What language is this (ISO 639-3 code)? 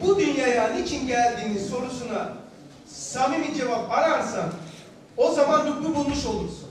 tur